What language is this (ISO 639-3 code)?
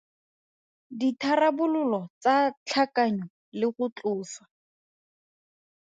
tsn